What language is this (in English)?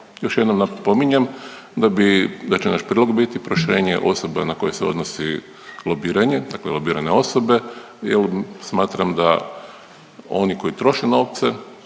Croatian